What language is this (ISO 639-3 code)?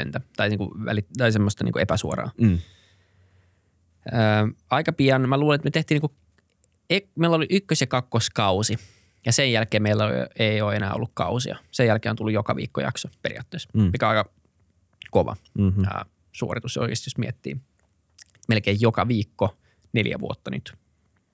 fin